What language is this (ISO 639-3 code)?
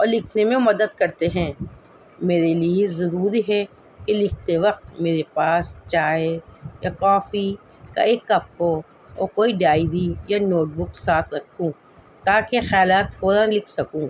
urd